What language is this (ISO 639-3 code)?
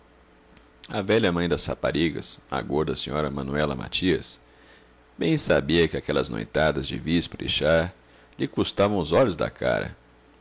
por